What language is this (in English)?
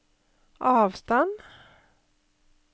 Norwegian